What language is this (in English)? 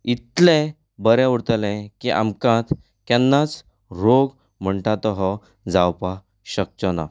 Konkani